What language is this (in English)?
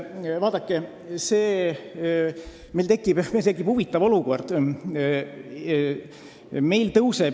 Estonian